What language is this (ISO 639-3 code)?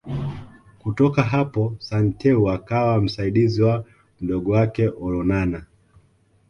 swa